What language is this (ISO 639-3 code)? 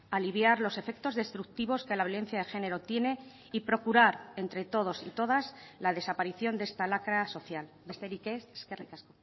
spa